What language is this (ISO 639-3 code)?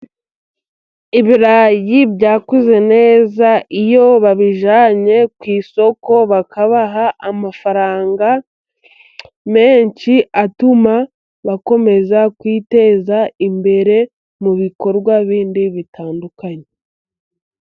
kin